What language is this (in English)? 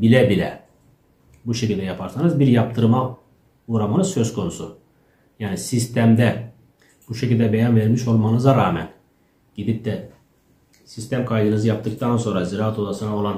Turkish